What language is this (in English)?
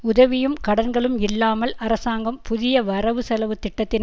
Tamil